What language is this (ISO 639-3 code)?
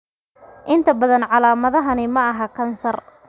som